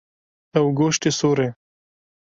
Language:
Kurdish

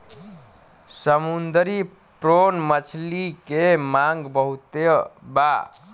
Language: Bhojpuri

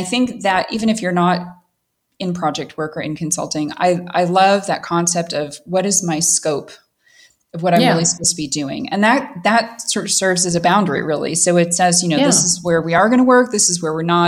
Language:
English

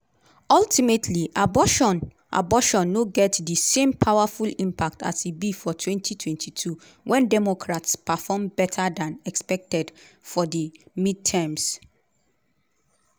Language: Nigerian Pidgin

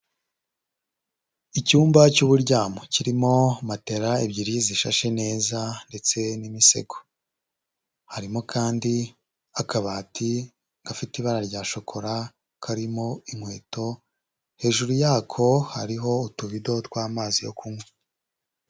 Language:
Kinyarwanda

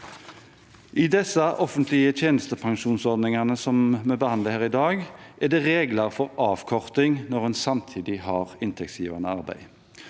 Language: Norwegian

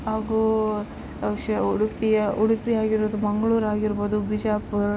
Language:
Kannada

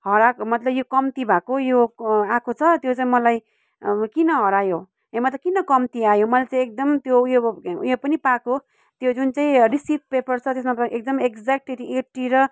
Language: Nepali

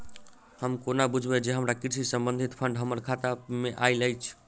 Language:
Maithili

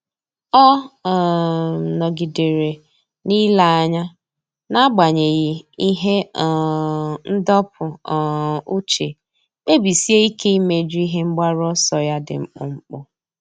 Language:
Igbo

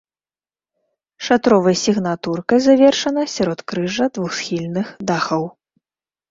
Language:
Belarusian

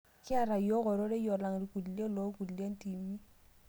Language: Masai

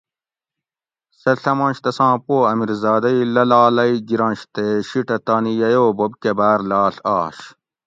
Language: Gawri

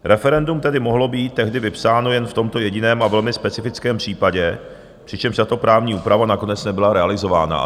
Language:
Czech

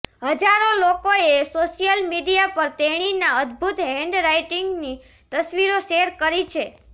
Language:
Gujarati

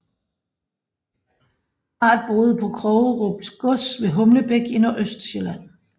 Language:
Danish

